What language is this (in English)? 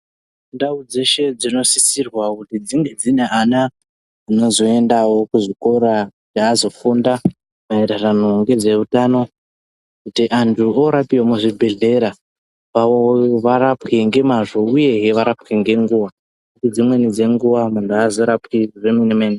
Ndau